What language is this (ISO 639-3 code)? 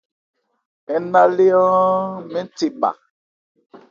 ebr